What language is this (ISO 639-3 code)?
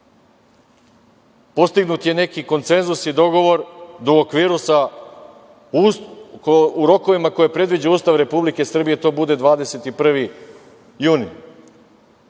srp